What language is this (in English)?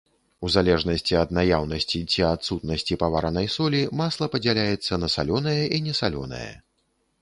Belarusian